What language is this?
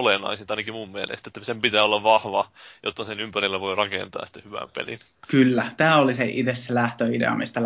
Finnish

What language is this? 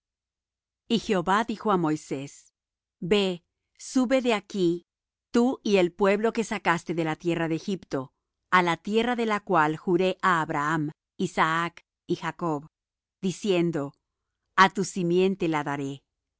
Spanish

